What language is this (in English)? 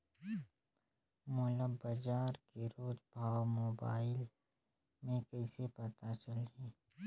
Chhattisgarhi